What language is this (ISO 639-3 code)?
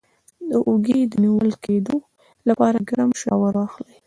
pus